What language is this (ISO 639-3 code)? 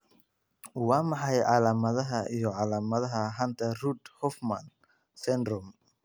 som